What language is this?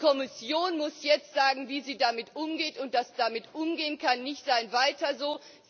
German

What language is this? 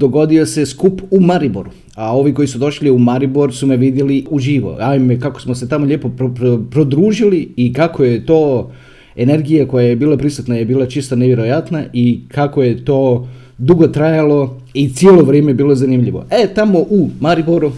Croatian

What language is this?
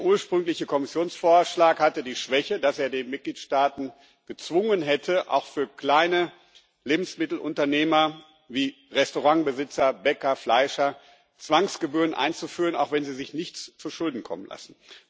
German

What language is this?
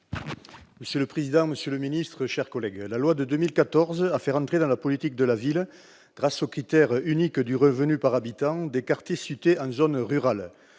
French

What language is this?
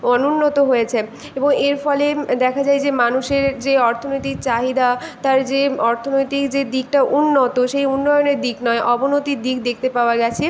Bangla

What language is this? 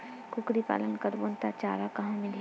Chhattisgarhi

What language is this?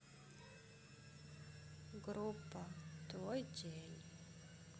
Russian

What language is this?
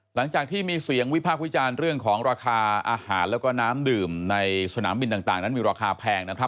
Thai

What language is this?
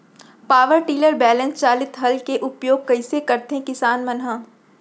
Chhattisgarhi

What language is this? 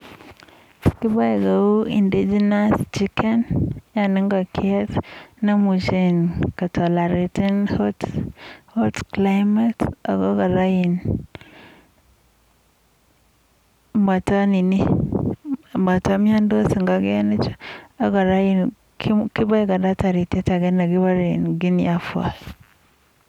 Kalenjin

